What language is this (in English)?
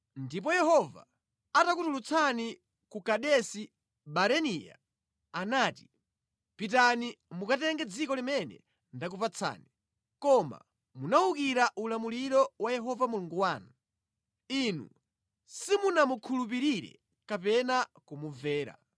Nyanja